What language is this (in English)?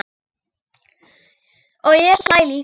Icelandic